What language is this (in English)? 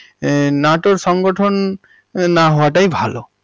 Bangla